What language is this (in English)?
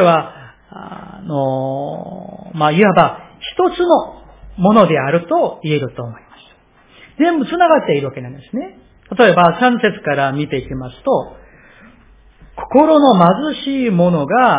Japanese